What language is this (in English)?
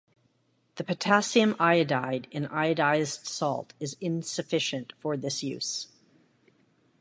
English